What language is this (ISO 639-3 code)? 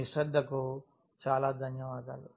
tel